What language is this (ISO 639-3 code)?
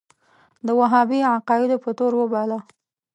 pus